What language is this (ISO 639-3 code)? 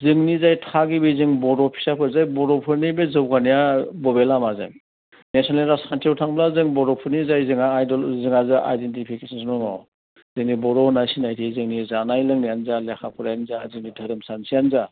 brx